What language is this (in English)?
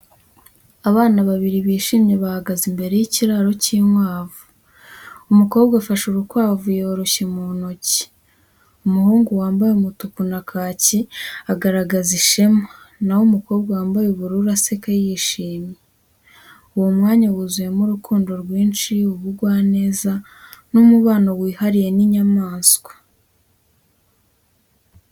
Kinyarwanda